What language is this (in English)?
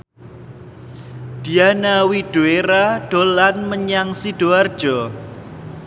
Javanese